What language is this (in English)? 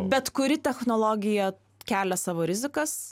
Lithuanian